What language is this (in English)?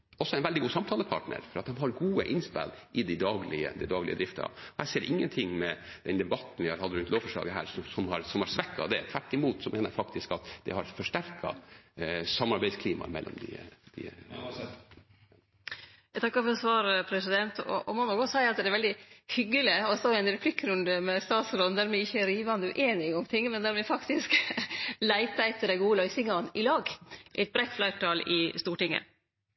Norwegian